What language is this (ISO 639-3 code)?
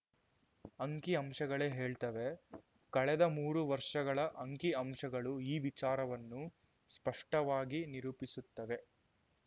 kan